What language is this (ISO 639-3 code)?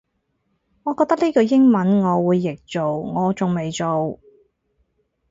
yue